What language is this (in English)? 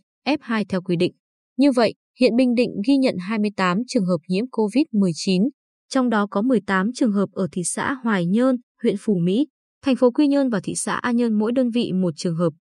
Vietnamese